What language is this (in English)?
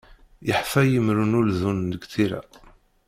Kabyle